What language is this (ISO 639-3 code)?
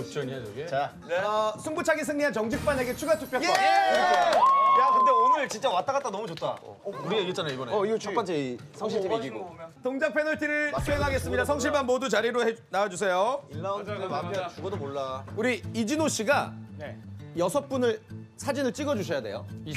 kor